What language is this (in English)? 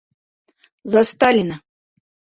Bashkir